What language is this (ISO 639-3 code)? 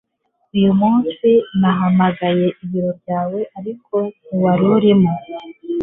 kin